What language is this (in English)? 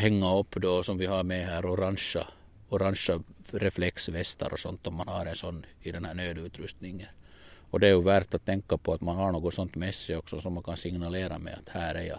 Swedish